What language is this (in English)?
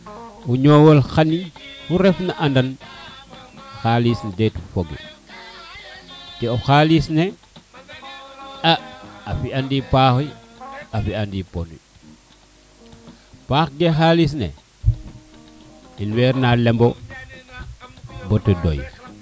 Serer